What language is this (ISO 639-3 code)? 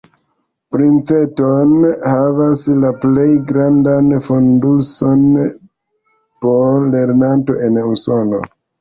epo